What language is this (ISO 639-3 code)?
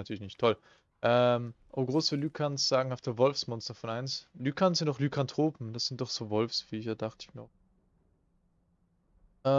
deu